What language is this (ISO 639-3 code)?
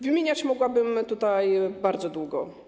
pol